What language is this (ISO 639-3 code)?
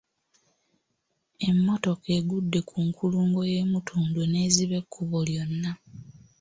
lug